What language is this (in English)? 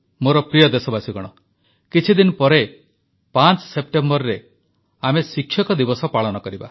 Odia